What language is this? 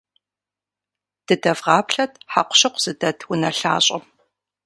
Kabardian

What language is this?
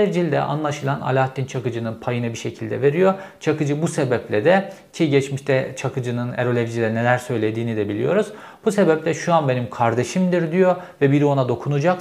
Turkish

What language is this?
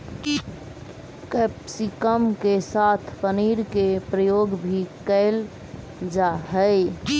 Magahi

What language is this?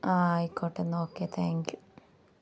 Malayalam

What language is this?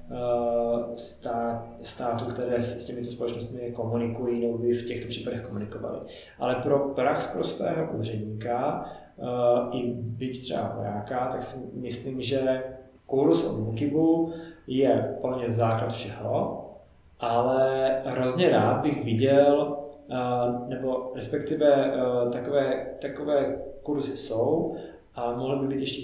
Czech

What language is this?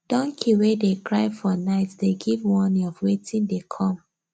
Nigerian Pidgin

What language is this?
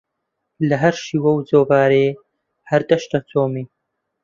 Central Kurdish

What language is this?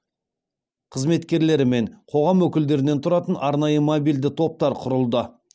Kazakh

